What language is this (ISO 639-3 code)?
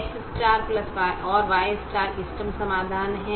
hin